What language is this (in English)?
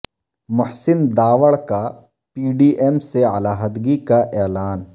Urdu